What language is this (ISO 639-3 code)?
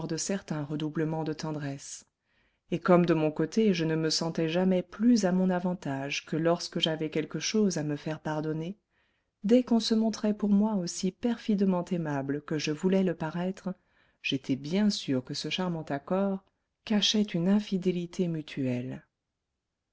fra